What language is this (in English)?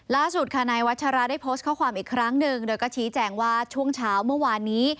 Thai